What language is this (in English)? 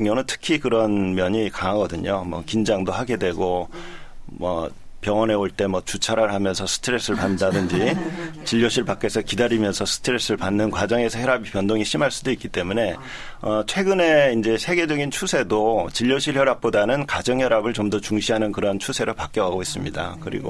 Korean